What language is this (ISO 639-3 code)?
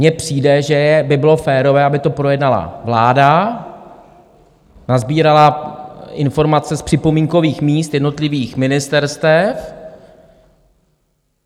ces